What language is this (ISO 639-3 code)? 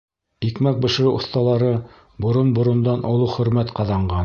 bak